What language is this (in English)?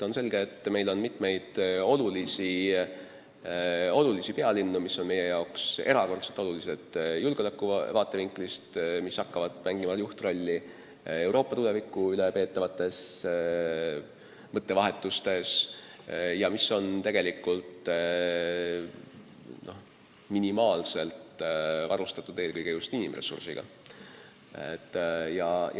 Estonian